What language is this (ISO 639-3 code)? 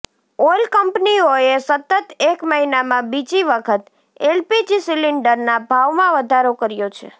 guj